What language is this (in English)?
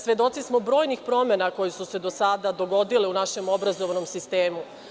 Serbian